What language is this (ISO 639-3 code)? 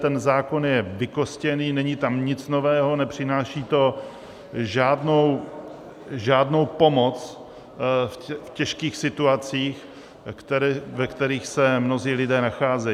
ces